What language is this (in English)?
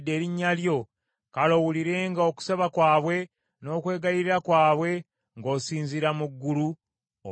Ganda